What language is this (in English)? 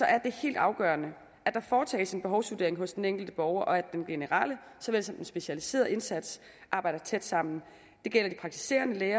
Danish